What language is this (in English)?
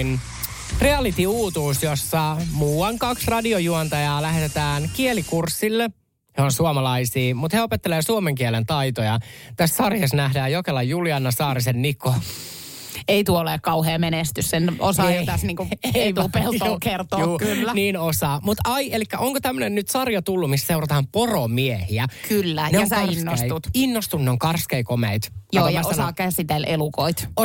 Finnish